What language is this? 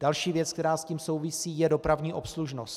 Czech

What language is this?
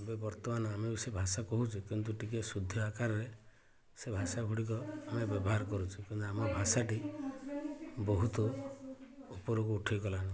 Odia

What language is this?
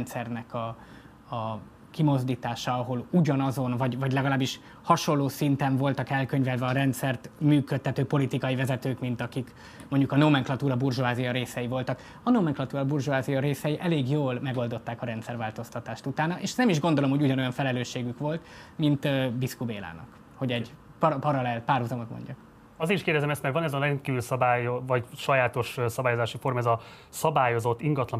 Hungarian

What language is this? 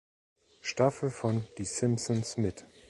German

